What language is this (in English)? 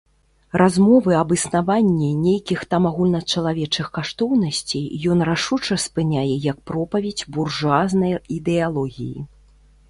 Belarusian